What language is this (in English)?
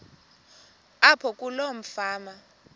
Xhosa